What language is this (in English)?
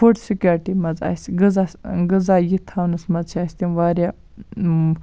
Kashmiri